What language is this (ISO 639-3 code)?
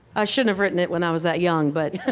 eng